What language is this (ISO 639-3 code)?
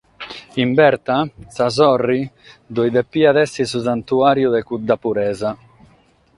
srd